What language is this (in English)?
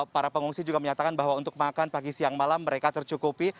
Indonesian